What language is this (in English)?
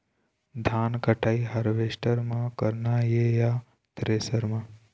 Chhattisgarhi